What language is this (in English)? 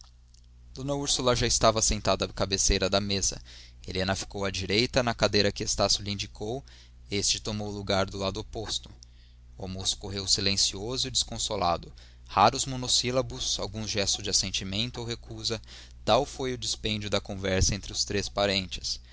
Portuguese